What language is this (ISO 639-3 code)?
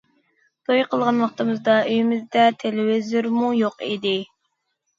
uig